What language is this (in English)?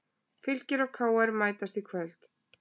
Icelandic